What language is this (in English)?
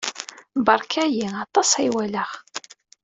Kabyle